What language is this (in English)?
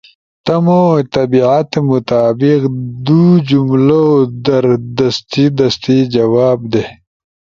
Ushojo